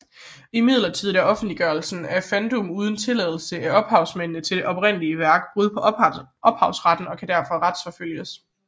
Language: Danish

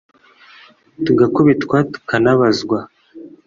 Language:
Kinyarwanda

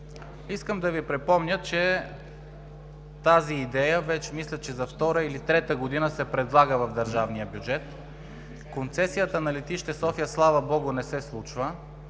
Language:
Bulgarian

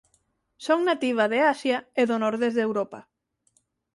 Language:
Galician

